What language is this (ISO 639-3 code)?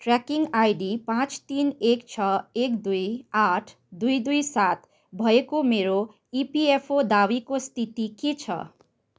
nep